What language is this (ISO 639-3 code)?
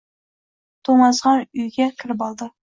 uzb